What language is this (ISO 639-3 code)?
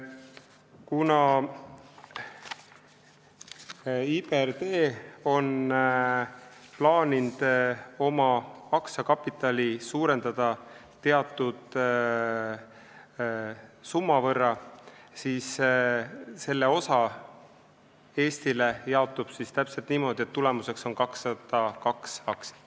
est